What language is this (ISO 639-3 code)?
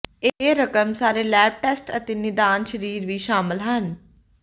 pan